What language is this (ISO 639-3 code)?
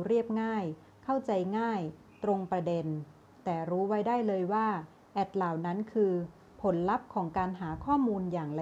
tha